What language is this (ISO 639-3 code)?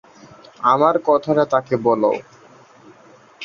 ben